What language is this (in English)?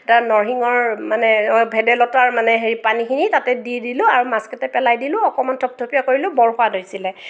Assamese